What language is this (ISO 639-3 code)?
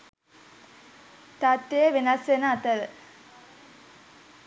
sin